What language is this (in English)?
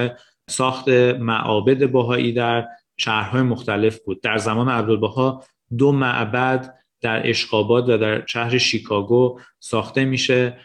Persian